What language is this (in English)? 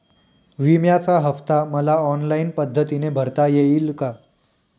Marathi